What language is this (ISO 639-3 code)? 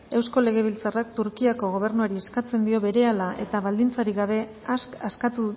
eus